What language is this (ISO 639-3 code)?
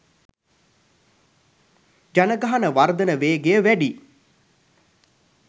sin